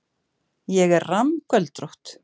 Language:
Icelandic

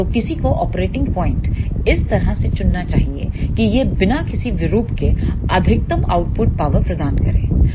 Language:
Hindi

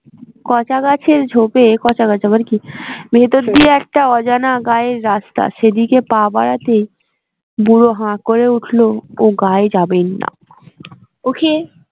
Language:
Bangla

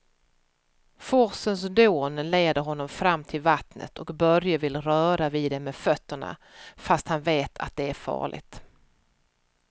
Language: Swedish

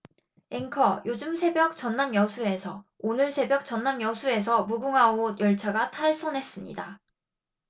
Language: Korean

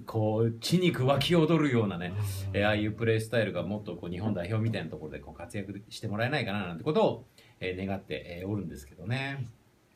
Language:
Japanese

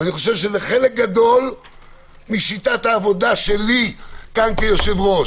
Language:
Hebrew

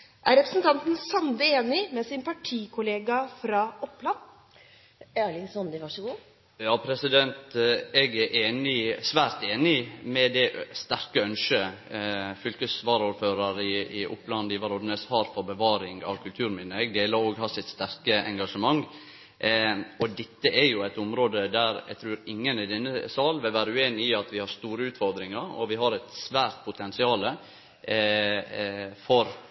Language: Norwegian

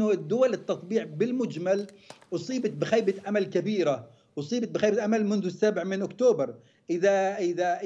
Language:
Arabic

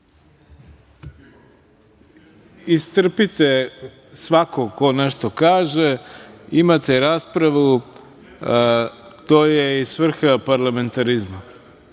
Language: Serbian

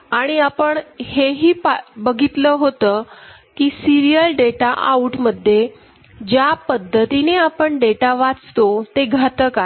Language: Marathi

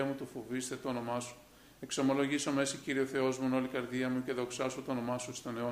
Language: Greek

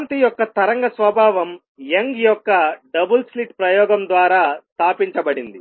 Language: Telugu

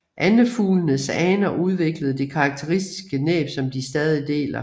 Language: Danish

